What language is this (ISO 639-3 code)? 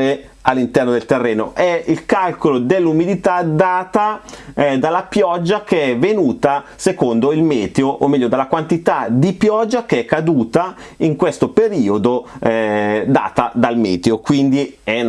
ita